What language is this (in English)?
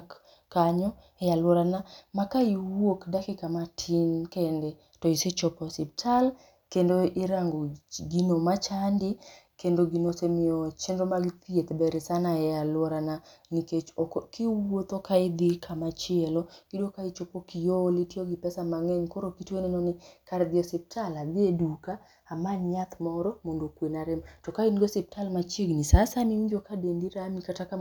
Luo (Kenya and Tanzania)